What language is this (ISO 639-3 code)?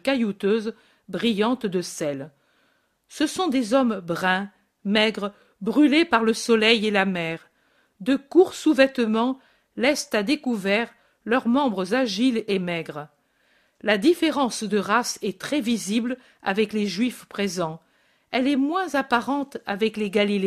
fra